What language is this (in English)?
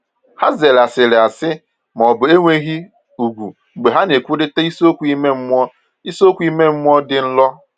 Igbo